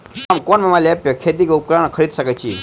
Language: Maithili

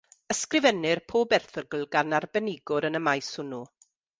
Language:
Welsh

